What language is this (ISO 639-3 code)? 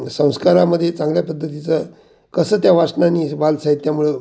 mar